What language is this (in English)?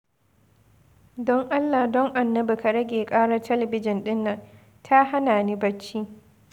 Hausa